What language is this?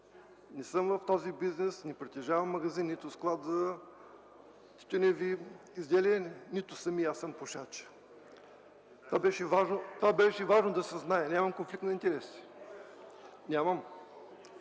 Bulgarian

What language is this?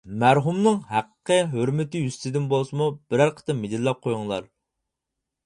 Uyghur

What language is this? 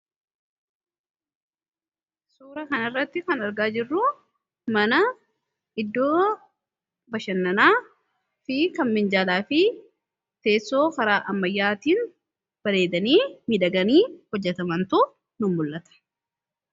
Oromo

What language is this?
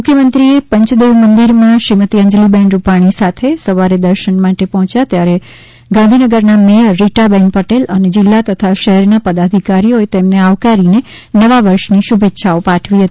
Gujarati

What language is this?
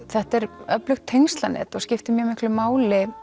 Icelandic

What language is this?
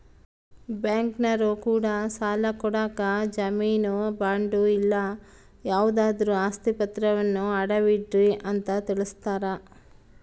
Kannada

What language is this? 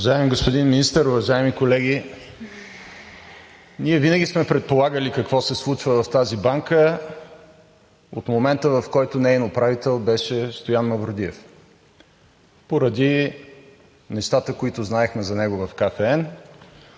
Bulgarian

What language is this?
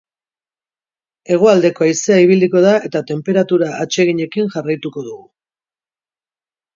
Basque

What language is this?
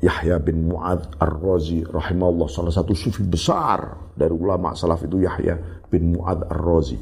Indonesian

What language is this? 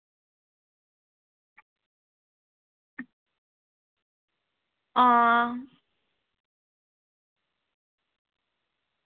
Dogri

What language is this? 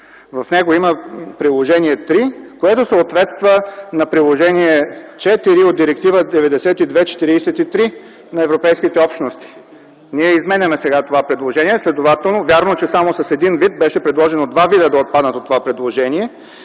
Bulgarian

